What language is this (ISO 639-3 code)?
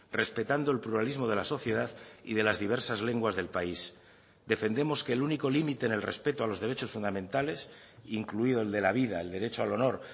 spa